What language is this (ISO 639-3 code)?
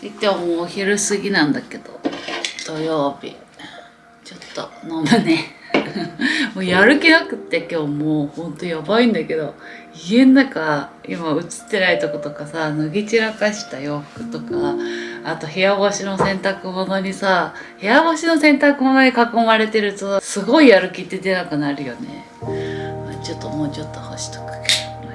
jpn